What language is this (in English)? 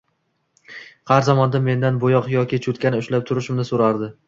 Uzbek